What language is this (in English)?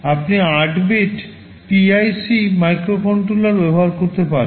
Bangla